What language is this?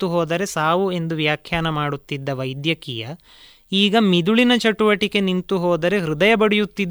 Kannada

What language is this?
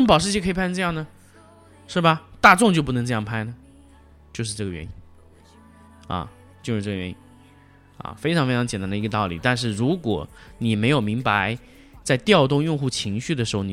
Chinese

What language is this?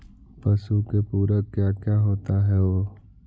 Magahi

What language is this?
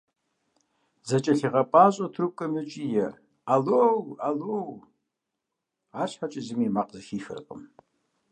Kabardian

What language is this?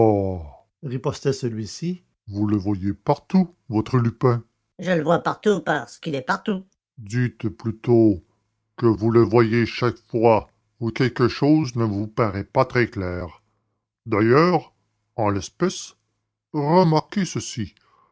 French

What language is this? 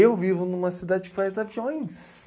Portuguese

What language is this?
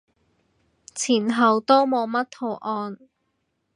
Cantonese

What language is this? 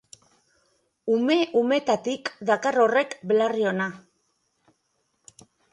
Basque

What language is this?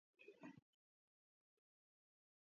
Georgian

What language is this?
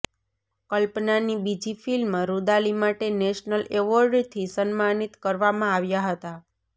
Gujarati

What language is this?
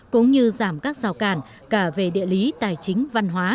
Vietnamese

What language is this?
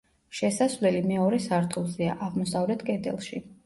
Georgian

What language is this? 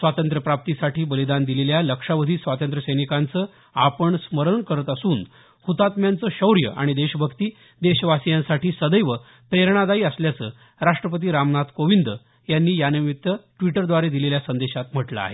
Marathi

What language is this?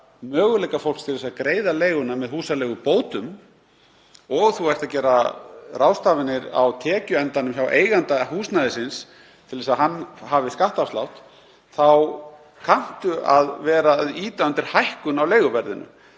Icelandic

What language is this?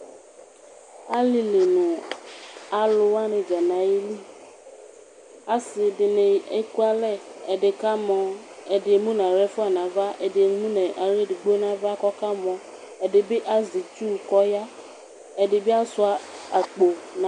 Ikposo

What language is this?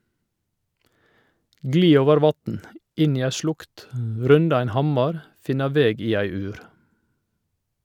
Norwegian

